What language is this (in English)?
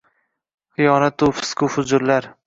Uzbek